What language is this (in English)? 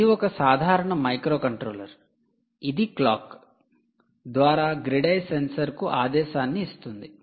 Telugu